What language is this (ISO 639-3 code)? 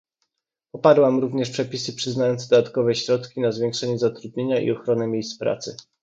pol